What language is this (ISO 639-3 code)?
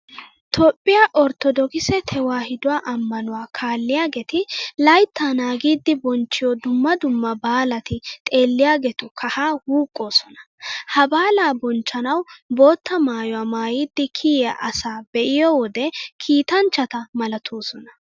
wal